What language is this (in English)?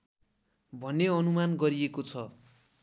Nepali